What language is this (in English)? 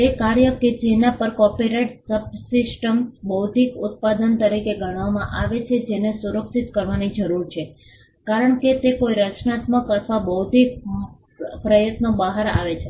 Gujarati